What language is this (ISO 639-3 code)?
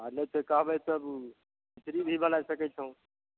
mai